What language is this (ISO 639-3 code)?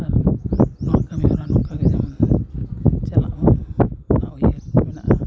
sat